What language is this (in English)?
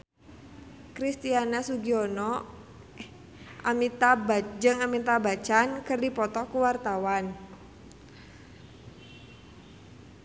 Sundanese